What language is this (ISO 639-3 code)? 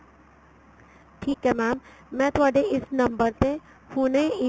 pan